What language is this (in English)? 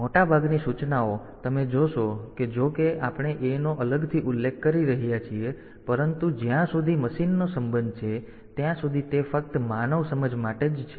Gujarati